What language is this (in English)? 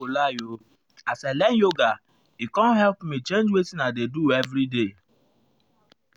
Nigerian Pidgin